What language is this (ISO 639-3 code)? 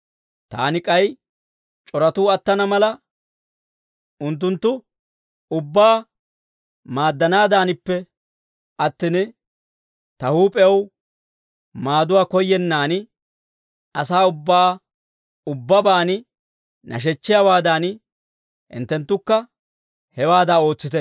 dwr